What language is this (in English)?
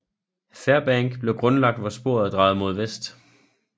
Danish